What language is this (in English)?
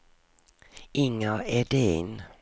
Swedish